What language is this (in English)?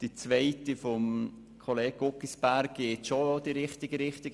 Swiss German